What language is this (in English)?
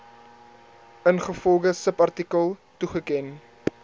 Afrikaans